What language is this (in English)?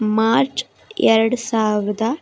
Kannada